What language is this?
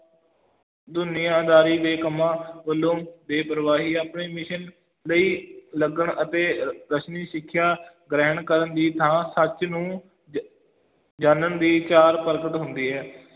Punjabi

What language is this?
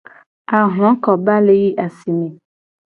Gen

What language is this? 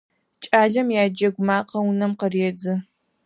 Adyghe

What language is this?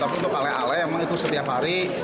Indonesian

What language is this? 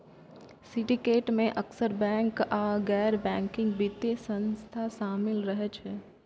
Maithili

